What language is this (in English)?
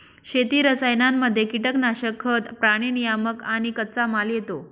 Marathi